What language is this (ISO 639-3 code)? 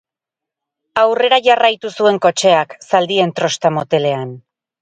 eus